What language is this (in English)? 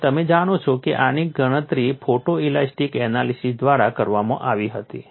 Gujarati